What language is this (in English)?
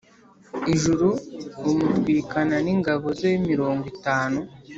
Kinyarwanda